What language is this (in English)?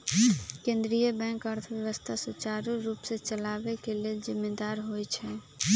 Magahi